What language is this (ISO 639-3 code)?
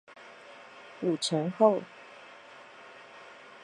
zho